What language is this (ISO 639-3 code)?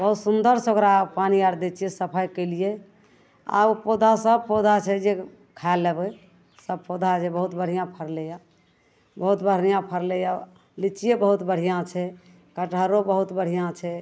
mai